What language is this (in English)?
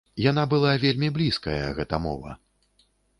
Belarusian